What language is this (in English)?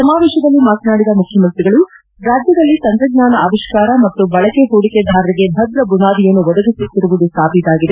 Kannada